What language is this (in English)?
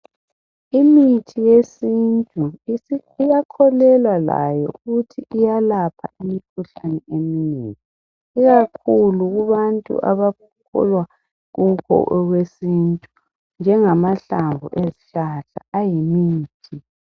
North Ndebele